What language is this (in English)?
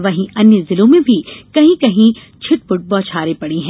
Hindi